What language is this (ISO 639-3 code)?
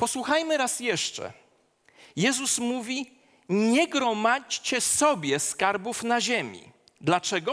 pol